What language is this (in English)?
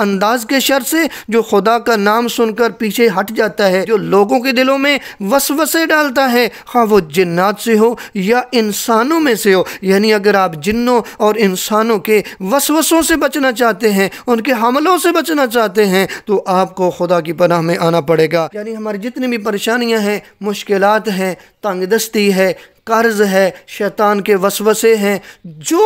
Arabic